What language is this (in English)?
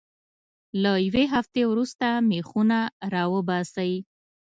Pashto